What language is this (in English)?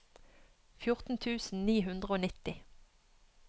Norwegian